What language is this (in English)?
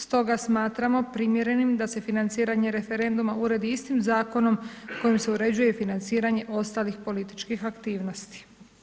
Croatian